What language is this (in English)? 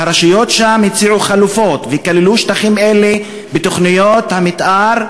Hebrew